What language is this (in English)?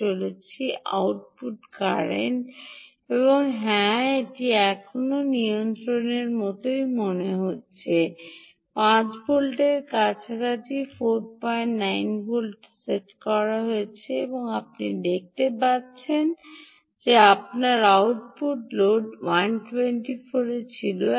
Bangla